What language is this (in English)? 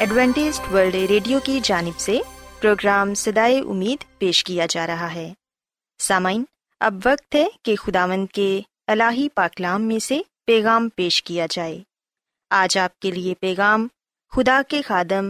Urdu